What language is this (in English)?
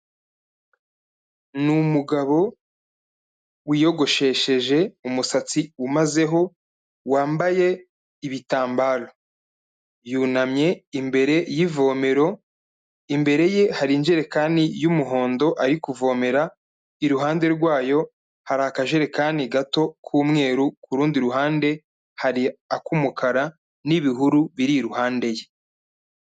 Kinyarwanda